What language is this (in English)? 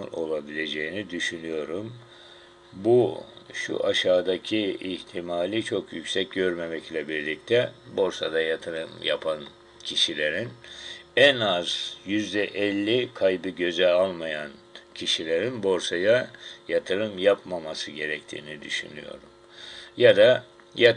Turkish